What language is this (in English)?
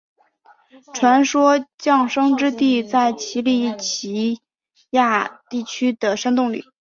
Chinese